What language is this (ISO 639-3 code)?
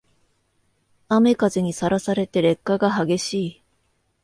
jpn